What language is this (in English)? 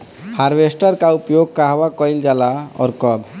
Bhojpuri